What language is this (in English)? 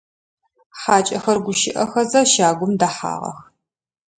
Adyghe